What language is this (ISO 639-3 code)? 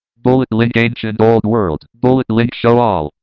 eng